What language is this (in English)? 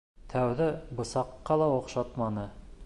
Bashkir